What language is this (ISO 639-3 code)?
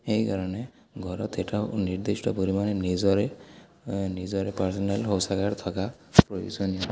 asm